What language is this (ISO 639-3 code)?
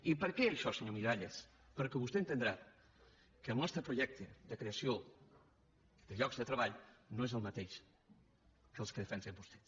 cat